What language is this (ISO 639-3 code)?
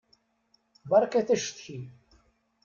kab